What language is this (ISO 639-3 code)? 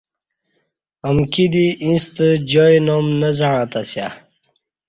bsh